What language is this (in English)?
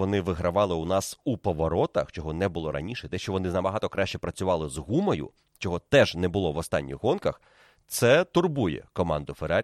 Ukrainian